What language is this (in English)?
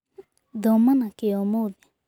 Kikuyu